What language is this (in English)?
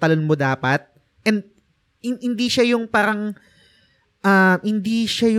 Filipino